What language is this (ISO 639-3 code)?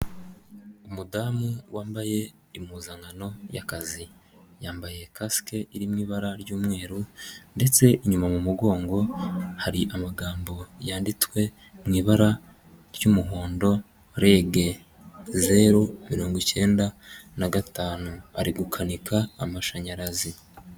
kin